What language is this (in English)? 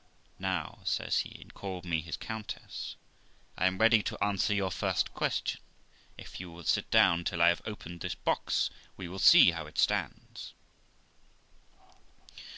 English